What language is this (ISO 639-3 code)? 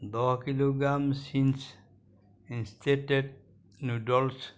asm